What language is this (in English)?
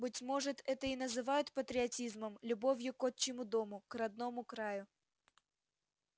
Russian